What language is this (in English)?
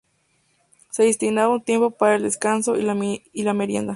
Spanish